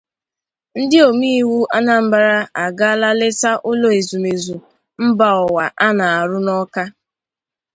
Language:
Igbo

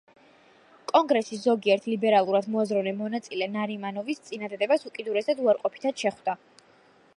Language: Georgian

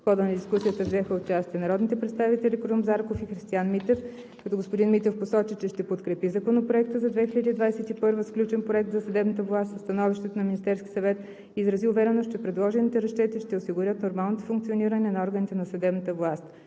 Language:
Bulgarian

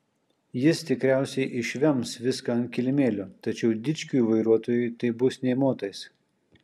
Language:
Lithuanian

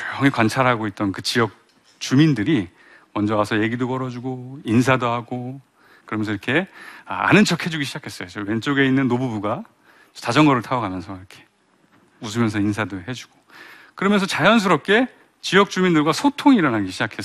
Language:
Korean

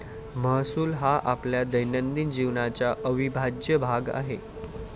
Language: Marathi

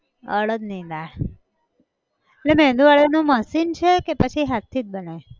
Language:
Gujarati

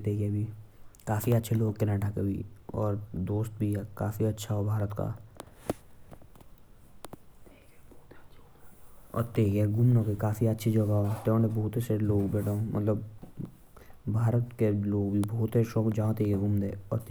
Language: Jaunsari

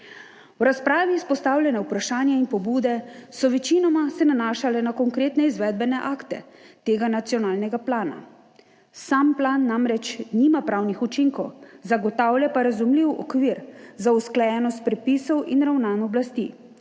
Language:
Slovenian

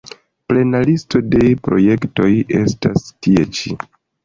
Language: Esperanto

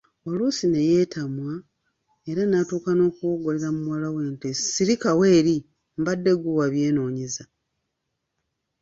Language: Ganda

